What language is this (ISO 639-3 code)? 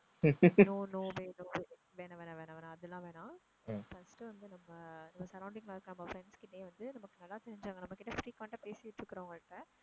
tam